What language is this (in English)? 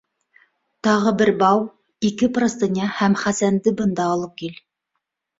Bashkir